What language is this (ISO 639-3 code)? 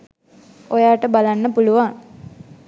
sin